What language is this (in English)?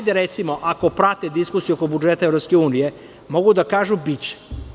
Serbian